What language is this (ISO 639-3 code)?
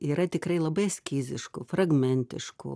lit